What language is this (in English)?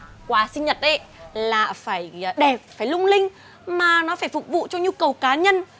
Vietnamese